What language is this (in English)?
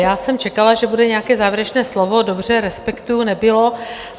Czech